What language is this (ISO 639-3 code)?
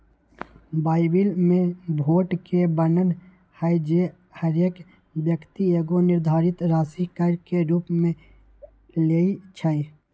mag